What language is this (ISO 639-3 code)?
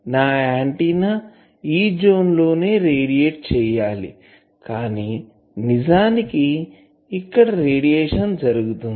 tel